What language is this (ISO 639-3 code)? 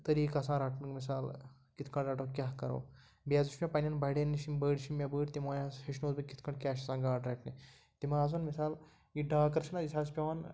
kas